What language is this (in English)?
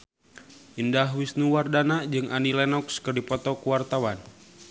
Sundanese